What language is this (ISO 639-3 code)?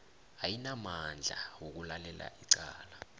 nbl